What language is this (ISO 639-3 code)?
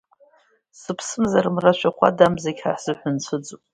abk